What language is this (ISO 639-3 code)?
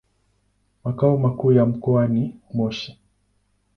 swa